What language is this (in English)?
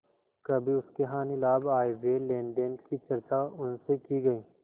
Hindi